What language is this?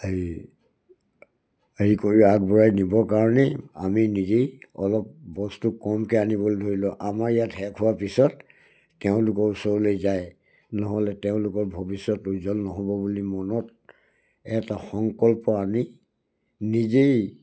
Assamese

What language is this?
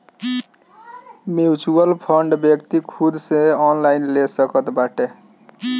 Bhojpuri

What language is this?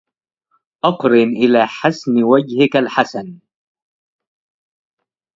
Arabic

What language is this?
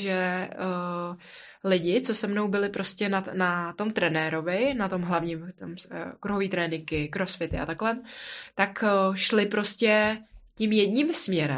Czech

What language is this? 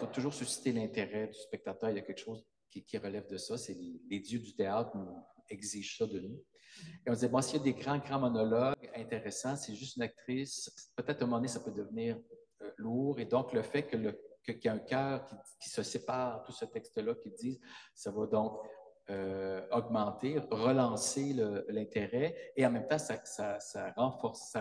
French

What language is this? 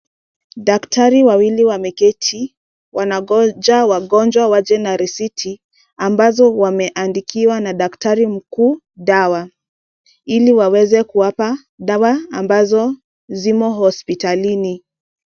Swahili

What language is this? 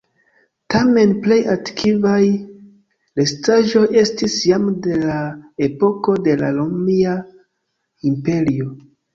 Esperanto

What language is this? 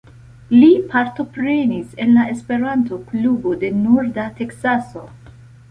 Esperanto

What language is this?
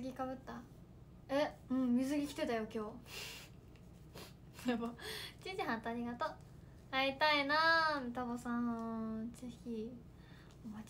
Japanese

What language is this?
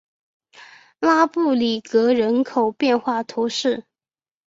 Chinese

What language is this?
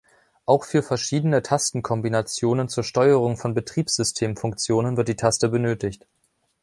German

